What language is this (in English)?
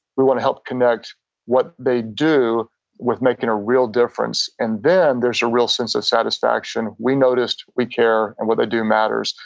English